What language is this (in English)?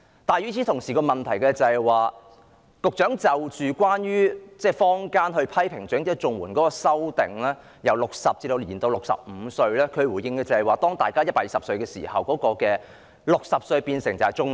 Cantonese